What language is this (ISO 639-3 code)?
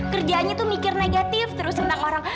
ind